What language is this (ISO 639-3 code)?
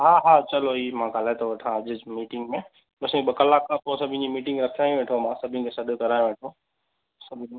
snd